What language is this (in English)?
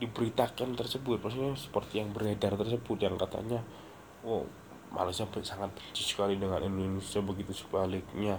Indonesian